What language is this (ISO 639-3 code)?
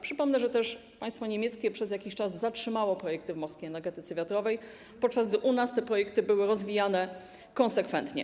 pol